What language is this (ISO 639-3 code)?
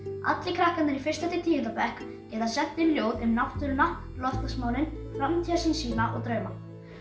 isl